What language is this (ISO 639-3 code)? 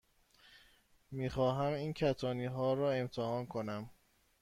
fas